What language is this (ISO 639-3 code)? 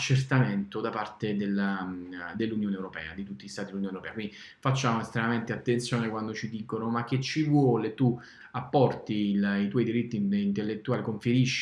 ita